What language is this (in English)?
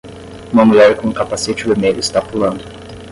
Portuguese